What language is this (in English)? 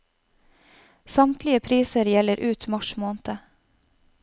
Norwegian